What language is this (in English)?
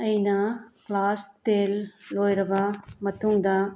Manipuri